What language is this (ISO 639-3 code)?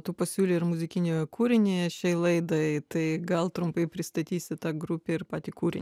lit